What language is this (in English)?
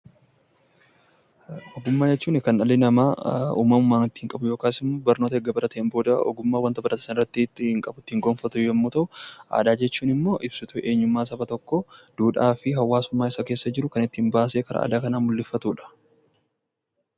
Oromo